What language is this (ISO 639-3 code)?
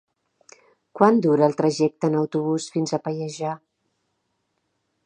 cat